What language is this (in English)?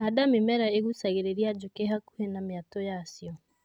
Kikuyu